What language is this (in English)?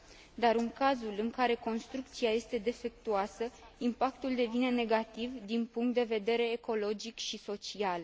Romanian